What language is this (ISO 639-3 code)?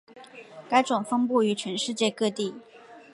zho